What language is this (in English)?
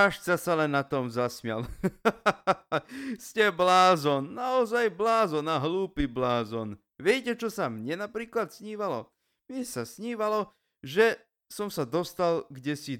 Slovak